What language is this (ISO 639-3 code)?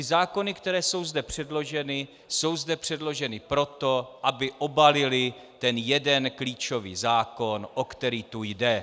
ces